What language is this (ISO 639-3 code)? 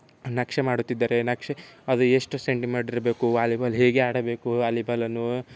kan